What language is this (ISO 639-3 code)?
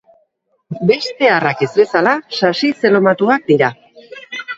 eus